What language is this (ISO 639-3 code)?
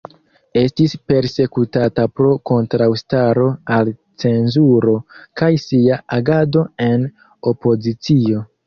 epo